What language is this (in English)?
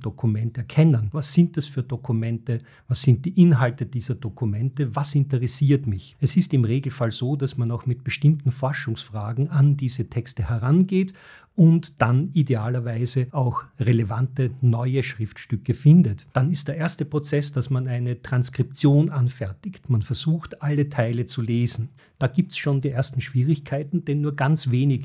German